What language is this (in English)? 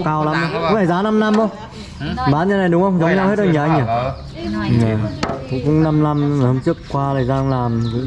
Vietnamese